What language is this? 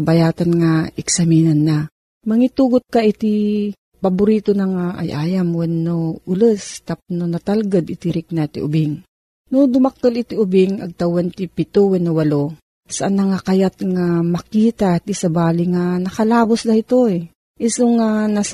Filipino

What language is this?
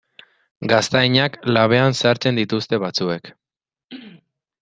Basque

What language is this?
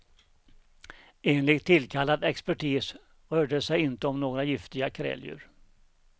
Swedish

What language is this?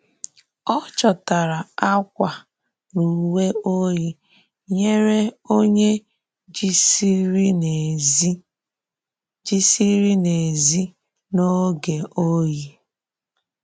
Igbo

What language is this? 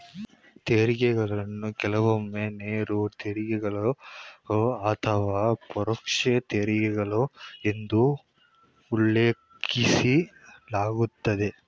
Kannada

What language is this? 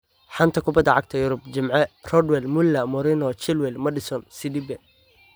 Somali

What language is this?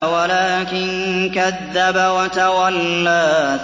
Arabic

